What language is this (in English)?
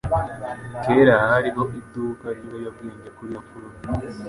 Kinyarwanda